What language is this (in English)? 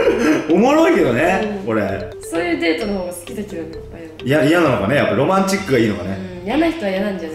Japanese